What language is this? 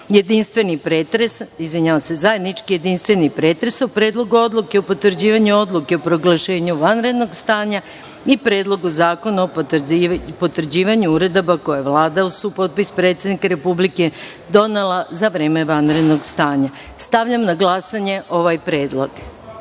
Serbian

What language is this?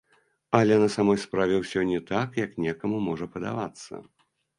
Belarusian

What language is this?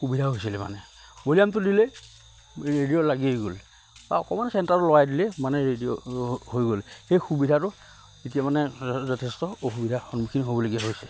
Assamese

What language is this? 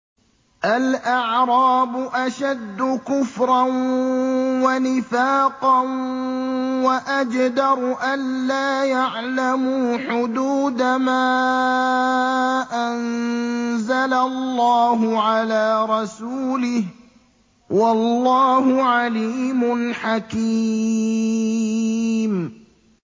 Arabic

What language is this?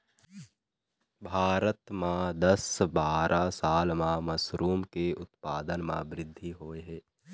Chhattisgarhi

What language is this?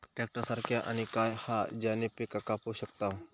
Marathi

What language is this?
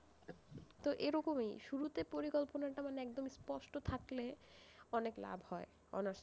Bangla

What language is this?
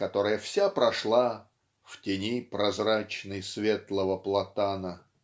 Russian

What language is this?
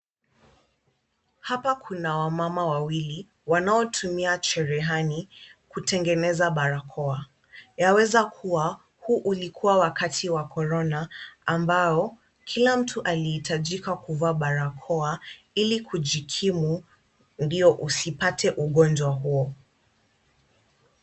Swahili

